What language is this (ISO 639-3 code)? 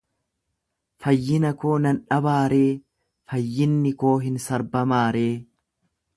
orm